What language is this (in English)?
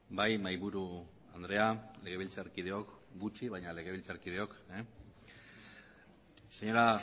Basque